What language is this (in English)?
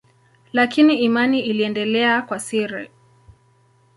Swahili